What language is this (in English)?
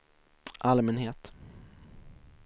Swedish